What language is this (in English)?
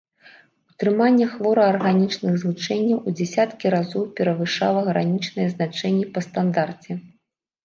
Belarusian